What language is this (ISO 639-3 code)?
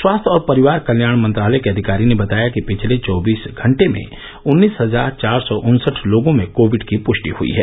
hin